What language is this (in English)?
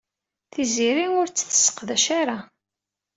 Kabyle